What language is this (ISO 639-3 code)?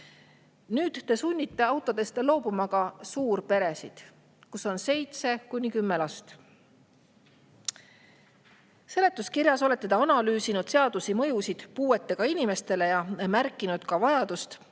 est